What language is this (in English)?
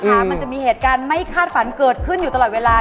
Thai